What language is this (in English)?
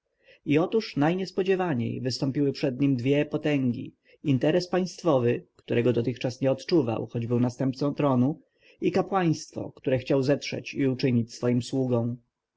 Polish